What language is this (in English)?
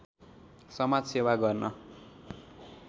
Nepali